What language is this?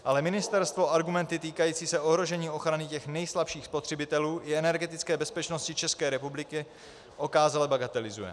Czech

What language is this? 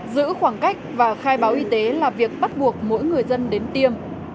Vietnamese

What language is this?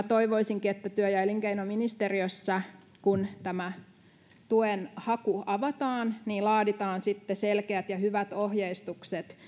Finnish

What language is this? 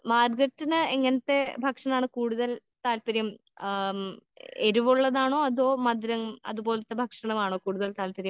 Malayalam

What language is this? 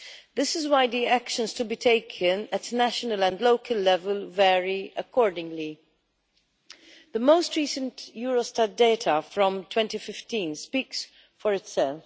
English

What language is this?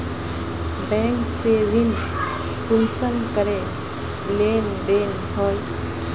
Magahi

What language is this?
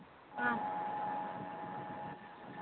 Manipuri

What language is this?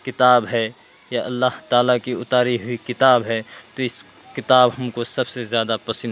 Urdu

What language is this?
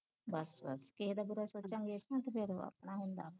Punjabi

